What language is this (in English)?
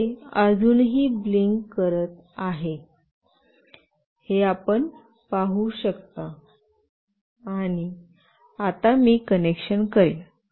Marathi